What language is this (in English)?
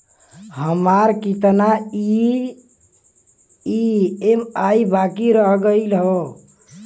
Bhojpuri